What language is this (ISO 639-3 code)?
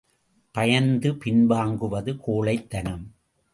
tam